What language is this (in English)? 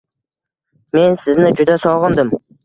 Uzbek